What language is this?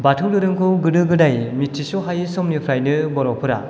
Bodo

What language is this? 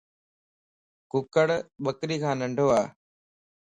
Lasi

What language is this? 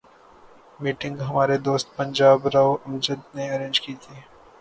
Urdu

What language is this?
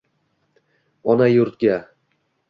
Uzbek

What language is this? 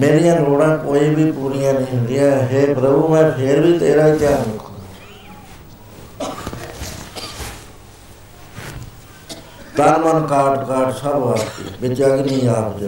Punjabi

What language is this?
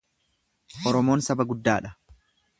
Oromo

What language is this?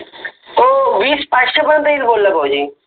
Marathi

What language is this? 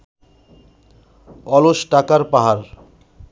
Bangla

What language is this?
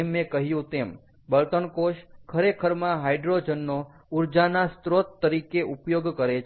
Gujarati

